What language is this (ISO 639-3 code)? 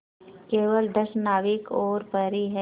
hin